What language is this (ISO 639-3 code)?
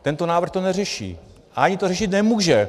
ces